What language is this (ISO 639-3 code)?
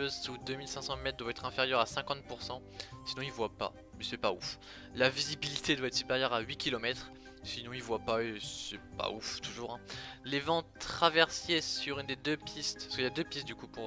fra